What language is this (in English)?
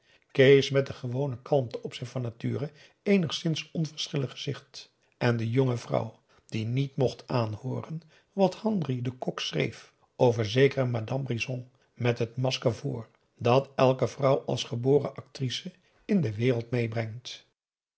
Dutch